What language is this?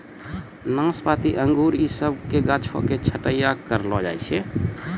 Maithili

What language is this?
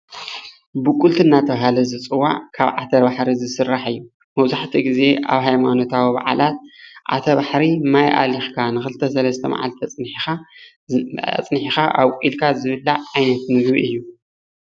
Tigrinya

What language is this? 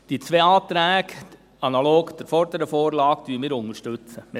Swiss German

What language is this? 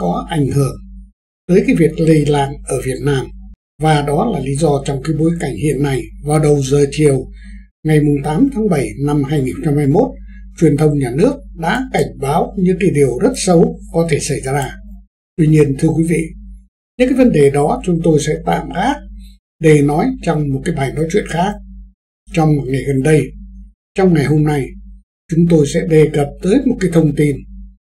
Vietnamese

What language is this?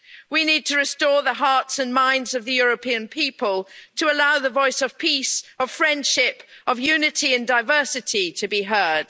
English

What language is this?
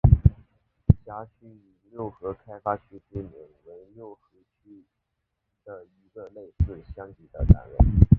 Chinese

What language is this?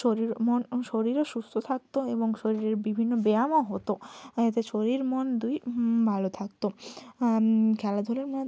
Bangla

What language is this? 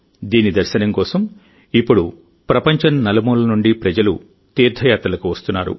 Telugu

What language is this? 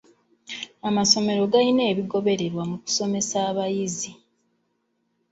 Ganda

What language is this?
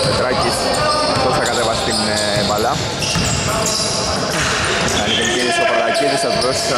Greek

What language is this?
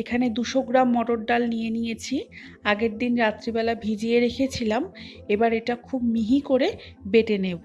Bangla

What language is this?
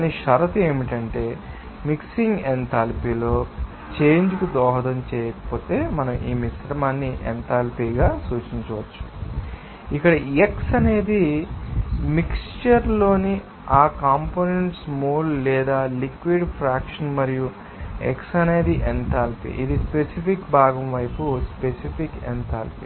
Telugu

